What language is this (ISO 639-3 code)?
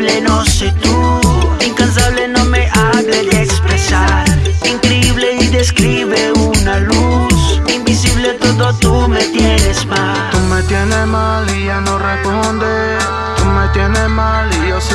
spa